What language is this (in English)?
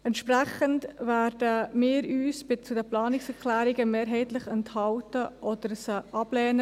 Swiss German